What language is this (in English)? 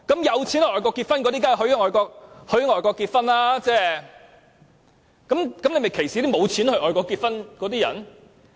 Cantonese